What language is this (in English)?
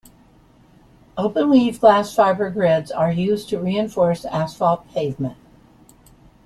English